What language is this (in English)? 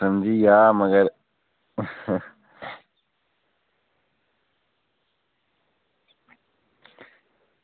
Dogri